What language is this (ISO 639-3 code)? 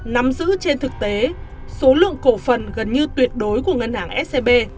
vie